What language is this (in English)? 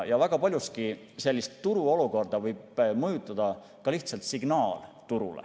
Estonian